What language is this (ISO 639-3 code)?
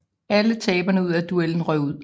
dan